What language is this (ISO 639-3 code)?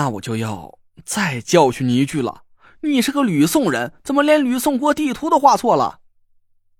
zho